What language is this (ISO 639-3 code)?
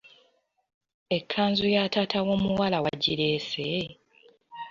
lug